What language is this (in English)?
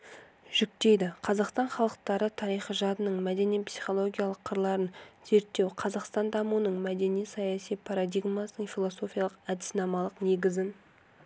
Kazakh